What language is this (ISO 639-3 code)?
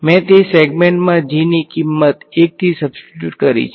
guj